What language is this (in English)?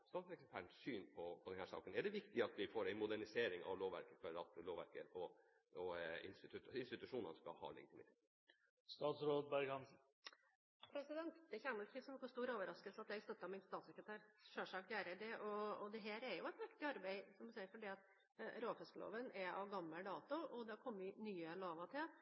Norwegian Bokmål